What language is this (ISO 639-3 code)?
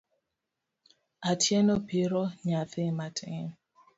luo